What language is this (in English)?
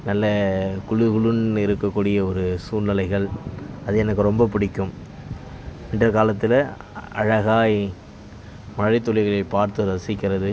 Tamil